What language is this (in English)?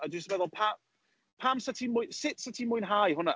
Welsh